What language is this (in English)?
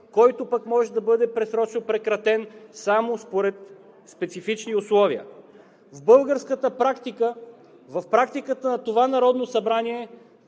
Bulgarian